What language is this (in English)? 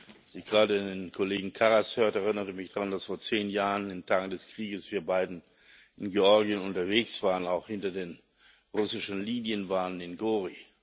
German